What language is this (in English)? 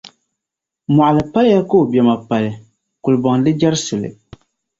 Dagbani